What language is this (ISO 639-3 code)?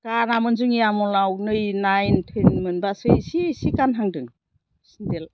brx